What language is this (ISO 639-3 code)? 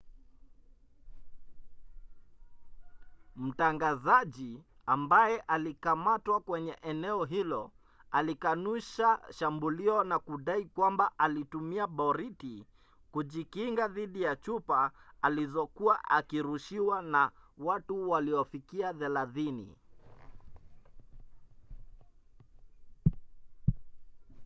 swa